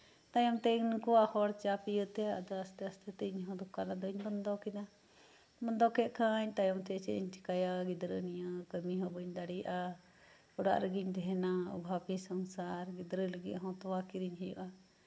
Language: Santali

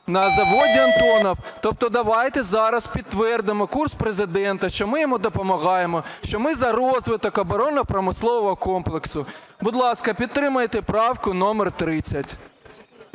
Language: Ukrainian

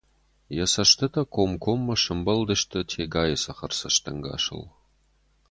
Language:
Ossetic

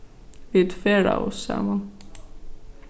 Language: Faroese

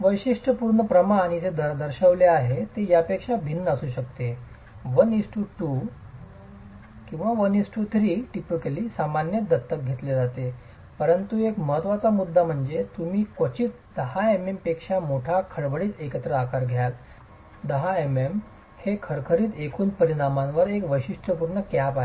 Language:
Marathi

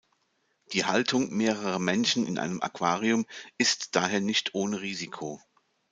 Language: German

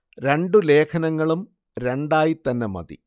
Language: Malayalam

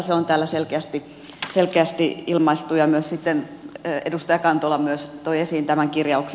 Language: Finnish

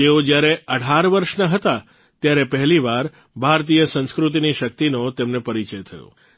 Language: Gujarati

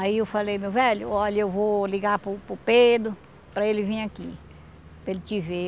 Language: Portuguese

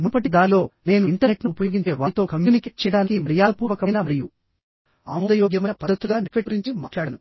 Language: Telugu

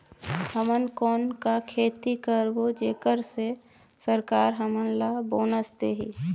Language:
Chhattisgarhi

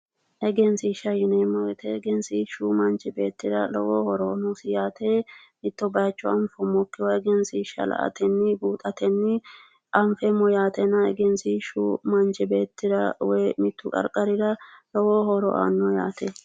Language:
Sidamo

